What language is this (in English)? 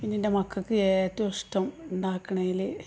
Malayalam